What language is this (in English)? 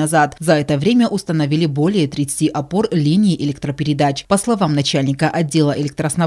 Russian